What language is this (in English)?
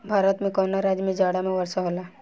Bhojpuri